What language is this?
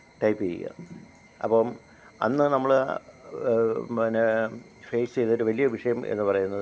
Malayalam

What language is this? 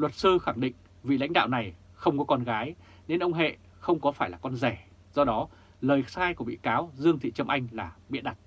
Vietnamese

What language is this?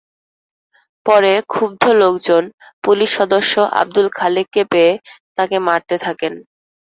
Bangla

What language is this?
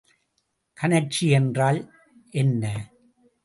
Tamil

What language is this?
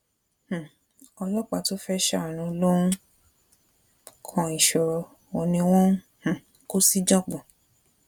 Yoruba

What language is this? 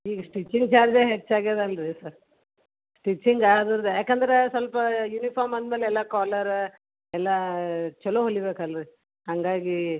Kannada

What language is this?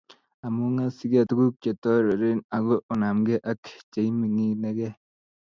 Kalenjin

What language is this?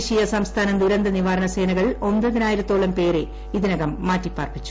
Malayalam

